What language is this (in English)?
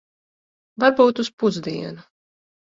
Latvian